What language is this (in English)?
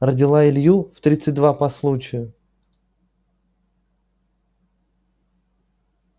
Russian